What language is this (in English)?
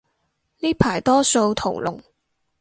Cantonese